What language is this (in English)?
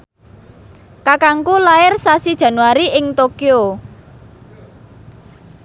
Javanese